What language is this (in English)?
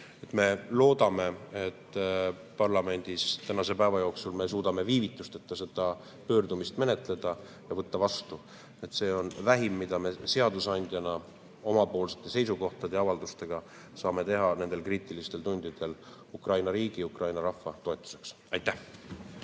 Estonian